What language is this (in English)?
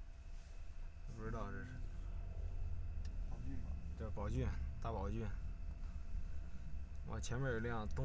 Chinese